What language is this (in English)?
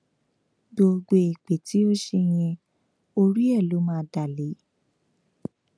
Yoruba